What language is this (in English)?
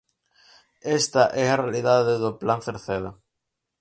Galician